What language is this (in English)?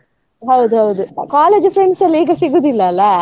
Kannada